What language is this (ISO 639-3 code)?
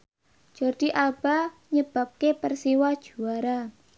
jav